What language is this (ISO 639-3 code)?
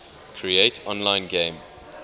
eng